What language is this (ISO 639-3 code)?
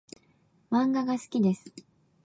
jpn